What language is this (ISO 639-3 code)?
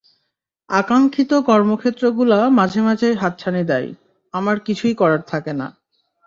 ben